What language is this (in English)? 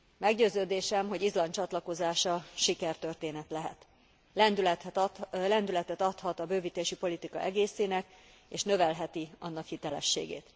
Hungarian